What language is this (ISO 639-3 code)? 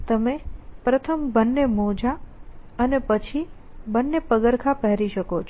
guj